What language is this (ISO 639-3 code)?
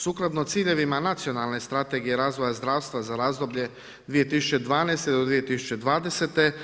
hrv